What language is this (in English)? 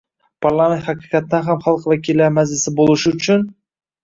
Uzbek